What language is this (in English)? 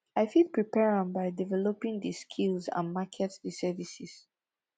Nigerian Pidgin